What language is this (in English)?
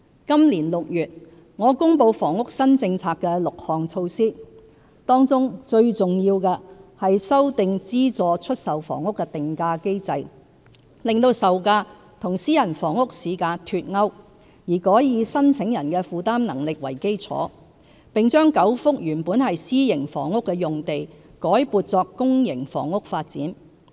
Cantonese